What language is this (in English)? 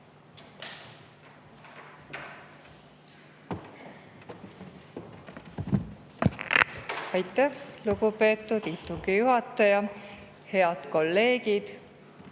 Estonian